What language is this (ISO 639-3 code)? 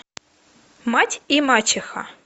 rus